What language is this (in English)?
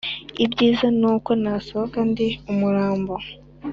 Kinyarwanda